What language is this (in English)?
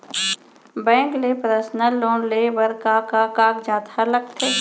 Chhattisgarhi